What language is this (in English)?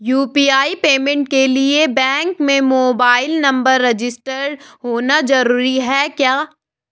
Hindi